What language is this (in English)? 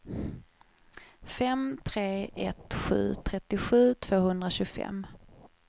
Swedish